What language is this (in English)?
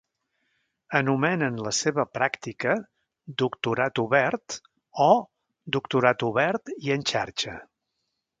Catalan